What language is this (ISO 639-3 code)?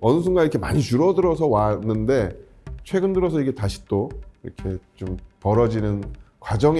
kor